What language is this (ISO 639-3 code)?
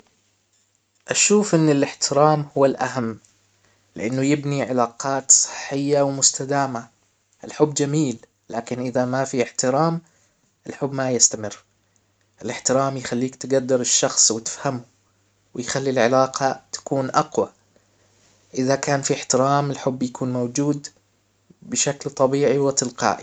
acw